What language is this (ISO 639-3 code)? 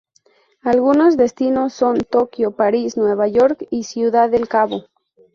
spa